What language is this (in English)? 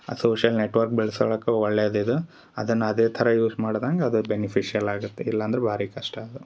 Kannada